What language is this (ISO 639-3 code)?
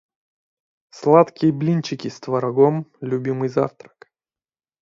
rus